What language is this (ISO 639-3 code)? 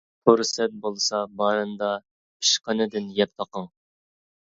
uig